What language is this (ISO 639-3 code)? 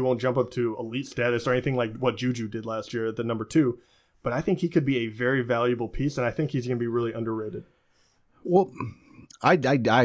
eng